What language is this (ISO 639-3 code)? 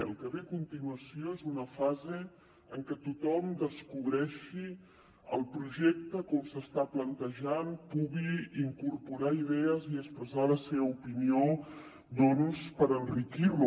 cat